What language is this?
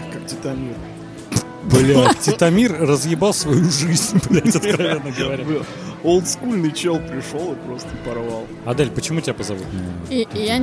Russian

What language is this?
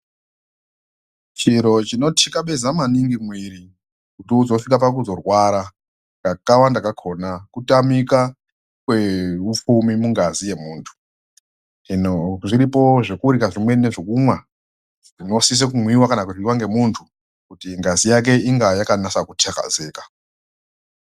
Ndau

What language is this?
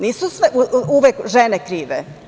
Serbian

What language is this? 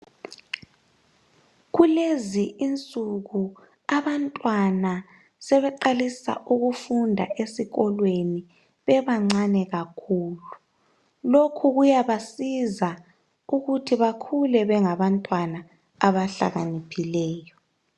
North Ndebele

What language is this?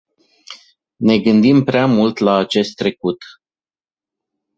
Romanian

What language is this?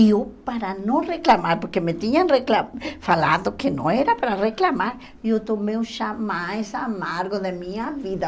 Portuguese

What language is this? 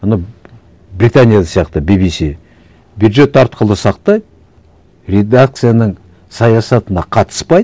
Kazakh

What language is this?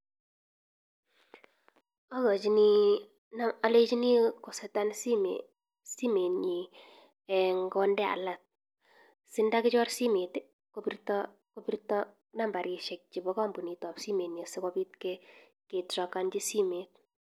Kalenjin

